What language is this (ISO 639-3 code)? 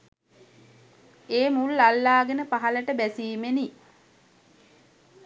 sin